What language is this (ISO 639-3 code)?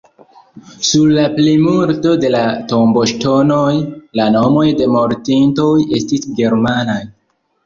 epo